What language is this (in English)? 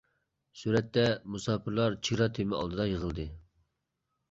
Uyghur